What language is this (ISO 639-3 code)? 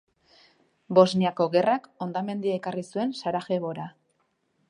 eus